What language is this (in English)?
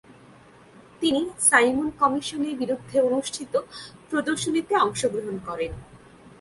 Bangla